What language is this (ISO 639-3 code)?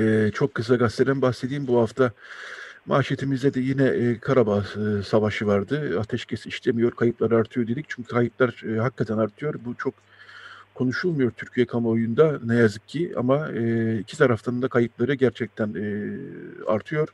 tur